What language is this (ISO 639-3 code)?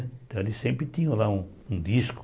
por